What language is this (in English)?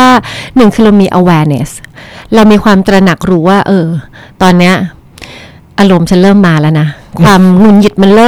Thai